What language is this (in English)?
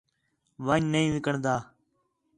Khetrani